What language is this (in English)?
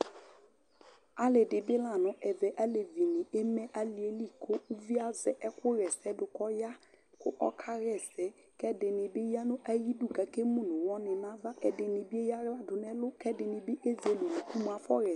Ikposo